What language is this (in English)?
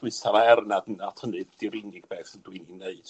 Welsh